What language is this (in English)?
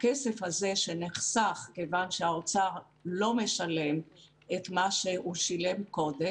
Hebrew